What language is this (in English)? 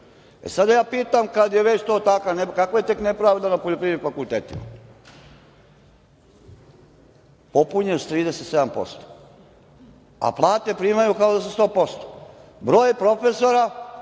Serbian